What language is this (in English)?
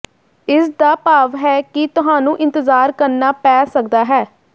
Punjabi